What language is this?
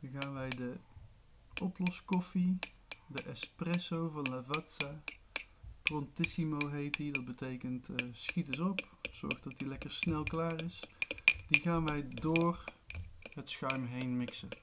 Dutch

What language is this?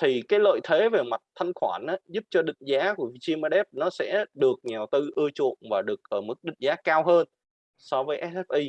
Vietnamese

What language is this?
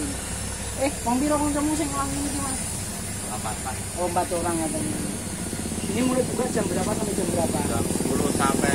Indonesian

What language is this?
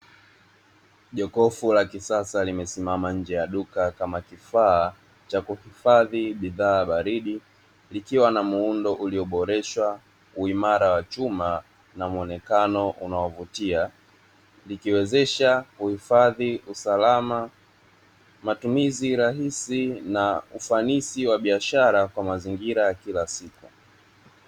Swahili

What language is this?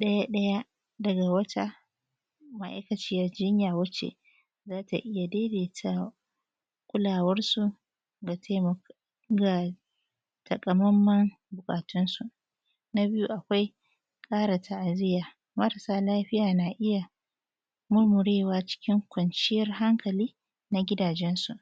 Hausa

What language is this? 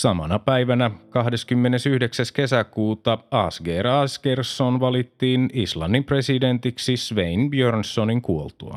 Finnish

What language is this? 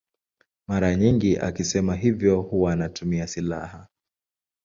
Swahili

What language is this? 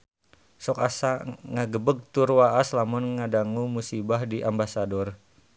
Sundanese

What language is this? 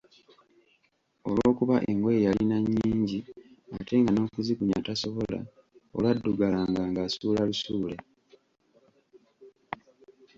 Ganda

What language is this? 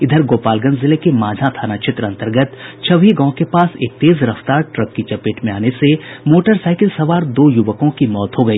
Hindi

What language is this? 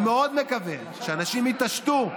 Hebrew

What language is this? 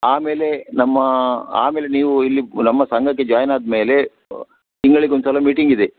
Kannada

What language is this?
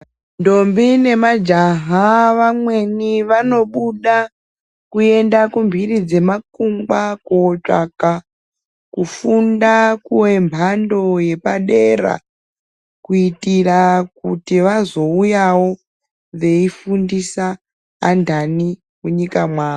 Ndau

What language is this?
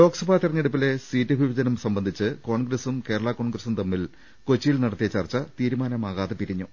Malayalam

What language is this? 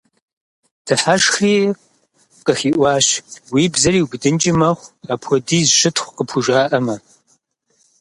Kabardian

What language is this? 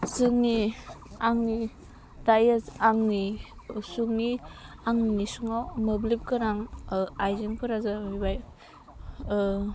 Bodo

